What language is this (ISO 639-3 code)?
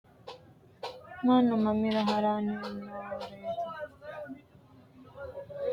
sid